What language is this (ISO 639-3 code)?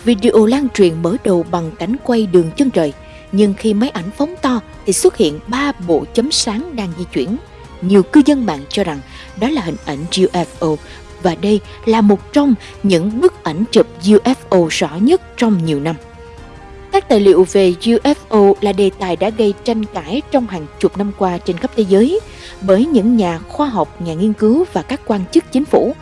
vie